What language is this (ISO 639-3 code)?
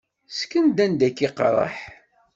kab